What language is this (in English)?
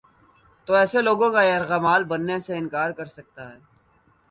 Urdu